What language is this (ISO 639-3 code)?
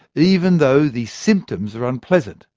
eng